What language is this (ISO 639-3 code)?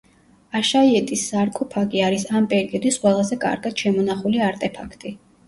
kat